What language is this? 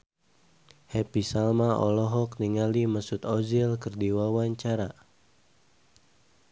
Sundanese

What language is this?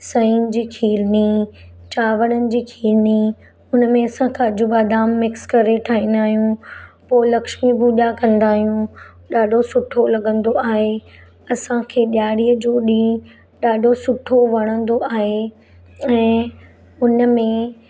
Sindhi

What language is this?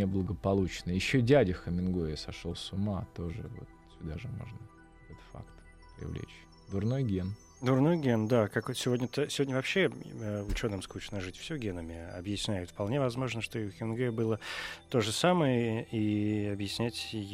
Russian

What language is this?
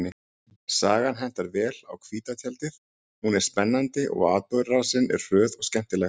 Icelandic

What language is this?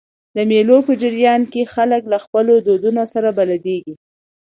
Pashto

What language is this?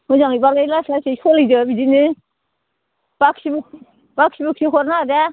Bodo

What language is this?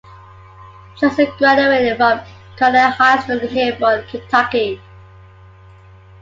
English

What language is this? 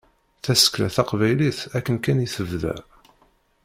Kabyle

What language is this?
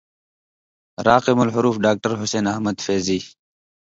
Indus Kohistani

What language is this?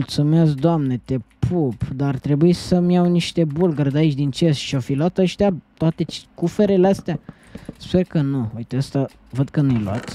Romanian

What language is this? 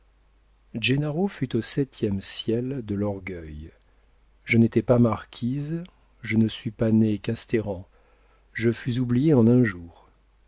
French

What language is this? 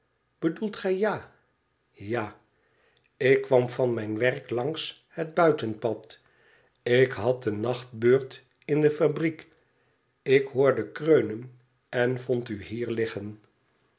Dutch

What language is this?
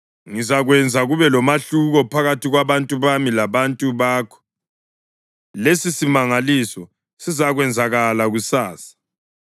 North Ndebele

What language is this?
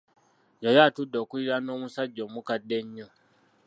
Ganda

